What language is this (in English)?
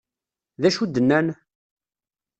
Kabyle